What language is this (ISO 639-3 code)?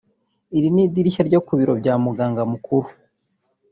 kin